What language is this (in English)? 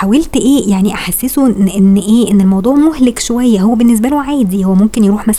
Arabic